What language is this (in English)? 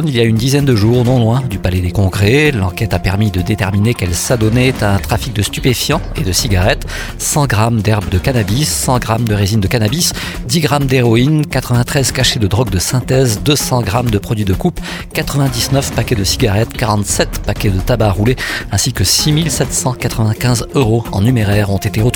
French